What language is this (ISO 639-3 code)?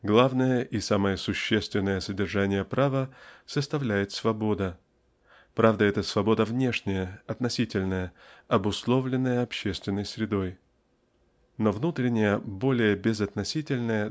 rus